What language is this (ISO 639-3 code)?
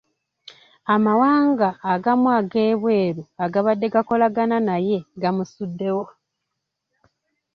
lug